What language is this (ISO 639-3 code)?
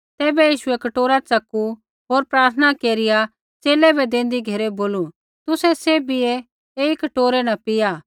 kfx